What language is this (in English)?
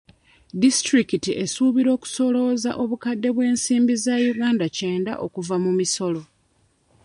Ganda